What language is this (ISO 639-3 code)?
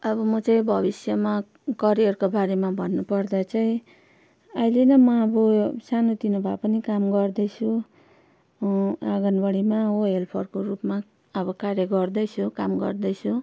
nep